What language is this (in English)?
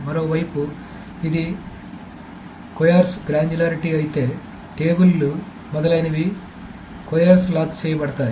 Telugu